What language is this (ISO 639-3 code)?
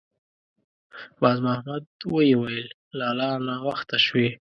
pus